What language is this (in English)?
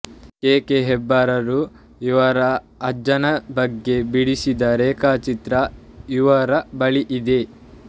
Kannada